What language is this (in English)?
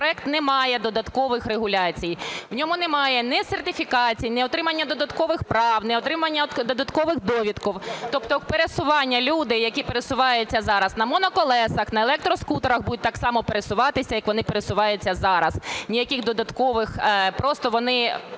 Ukrainian